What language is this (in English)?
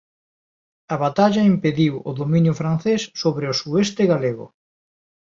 Galician